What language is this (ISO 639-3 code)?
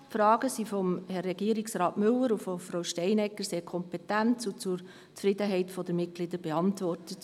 gsw